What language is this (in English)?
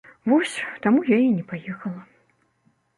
Belarusian